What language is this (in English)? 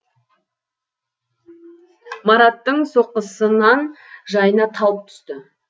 Kazakh